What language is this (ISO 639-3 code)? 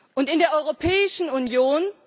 deu